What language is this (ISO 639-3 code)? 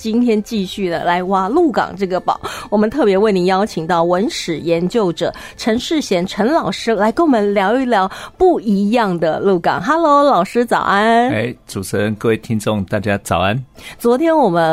zho